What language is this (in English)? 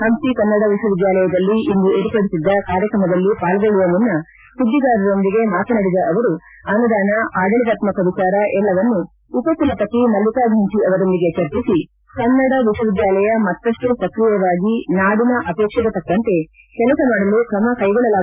Kannada